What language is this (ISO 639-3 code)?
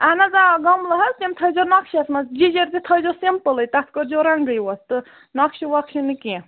kas